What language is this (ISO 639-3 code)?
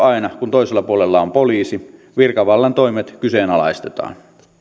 fin